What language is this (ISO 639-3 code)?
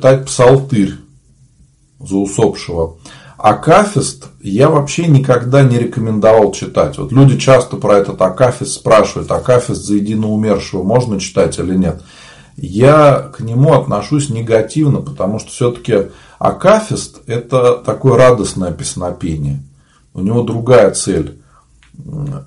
rus